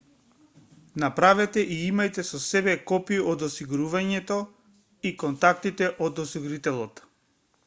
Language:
Macedonian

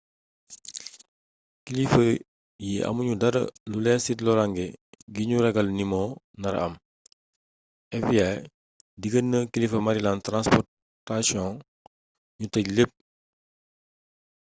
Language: Wolof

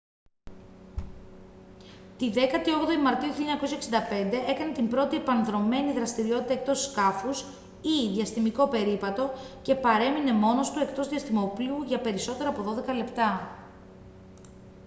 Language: Greek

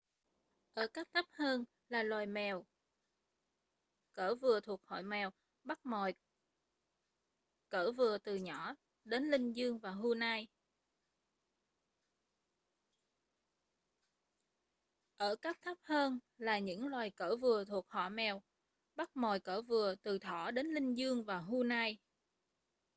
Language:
Vietnamese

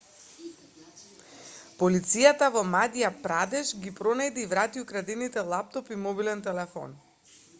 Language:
Macedonian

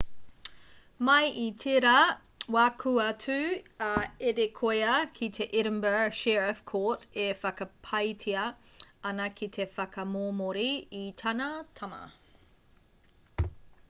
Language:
Māori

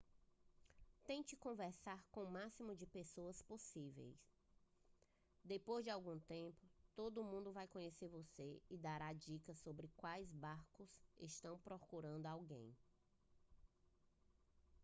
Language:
Portuguese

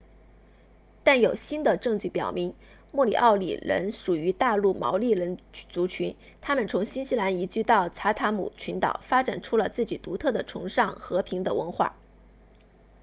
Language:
Chinese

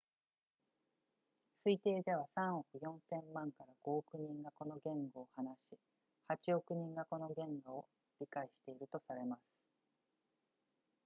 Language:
Japanese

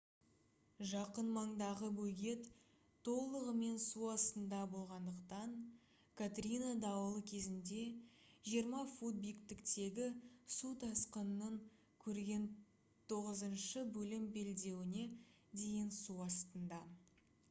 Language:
Kazakh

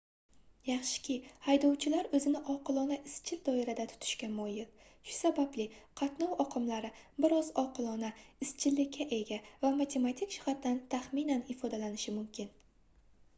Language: Uzbek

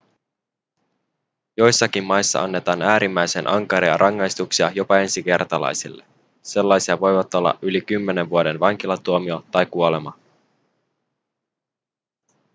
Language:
Finnish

